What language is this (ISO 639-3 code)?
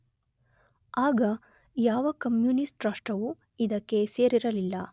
kan